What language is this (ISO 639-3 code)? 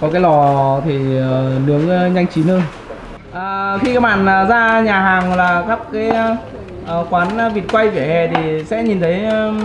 vie